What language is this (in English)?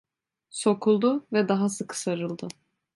Turkish